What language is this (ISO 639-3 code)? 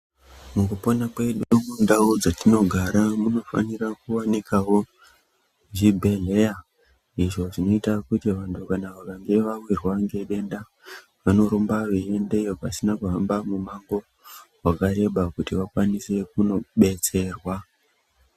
ndc